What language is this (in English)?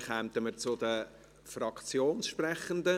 Swiss German